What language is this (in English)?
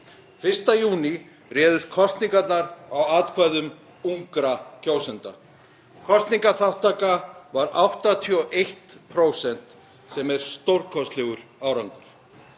Icelandic